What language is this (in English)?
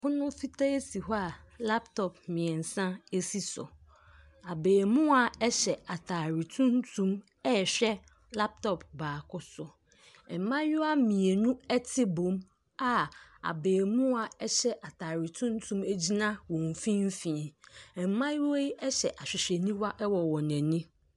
Akan